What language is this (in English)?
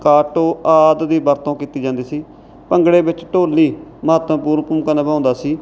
Punjabi